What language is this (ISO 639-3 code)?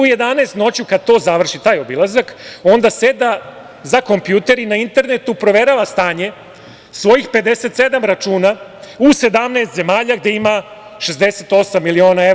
srp